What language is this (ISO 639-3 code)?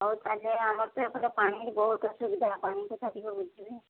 ori